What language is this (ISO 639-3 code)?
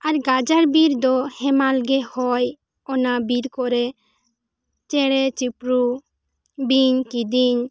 sat